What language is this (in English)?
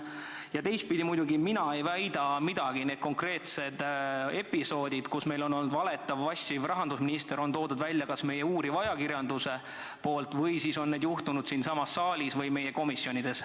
Estonian